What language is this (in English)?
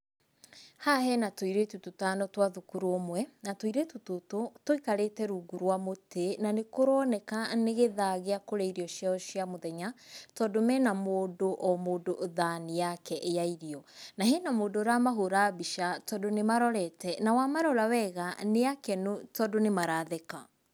Kikuyu